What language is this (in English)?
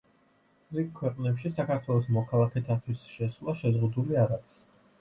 Georgian